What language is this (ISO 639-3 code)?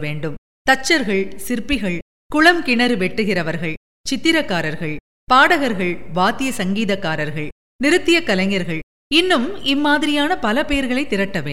tam